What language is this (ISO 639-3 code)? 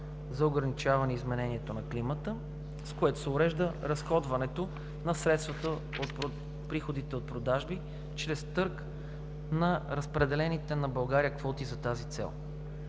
bul